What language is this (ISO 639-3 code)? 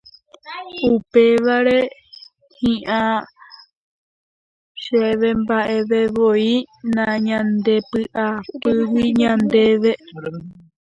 grn